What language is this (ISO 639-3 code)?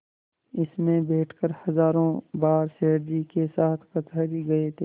hin